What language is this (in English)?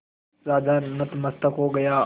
Hindi